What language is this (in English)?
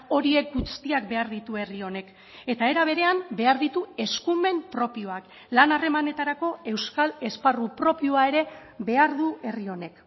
Basque